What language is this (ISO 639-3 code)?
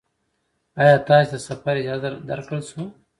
pus